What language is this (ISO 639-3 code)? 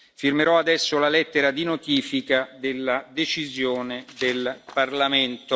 ita